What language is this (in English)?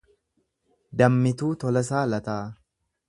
Oromo